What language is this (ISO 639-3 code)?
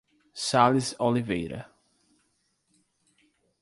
por